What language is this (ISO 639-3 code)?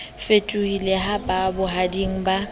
sot